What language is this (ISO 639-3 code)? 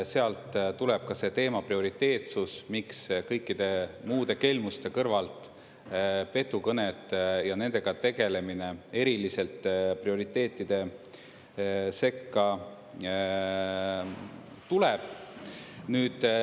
est